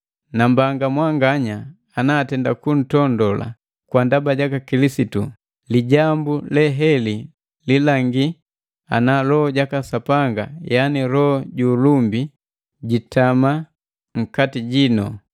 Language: Matengo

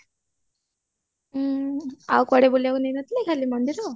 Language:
Odia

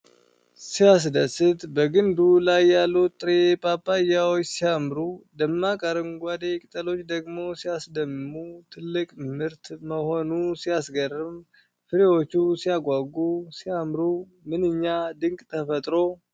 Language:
Amharic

